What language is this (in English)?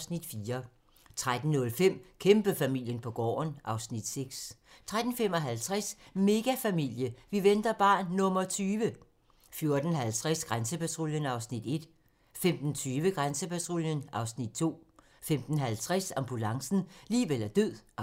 Danish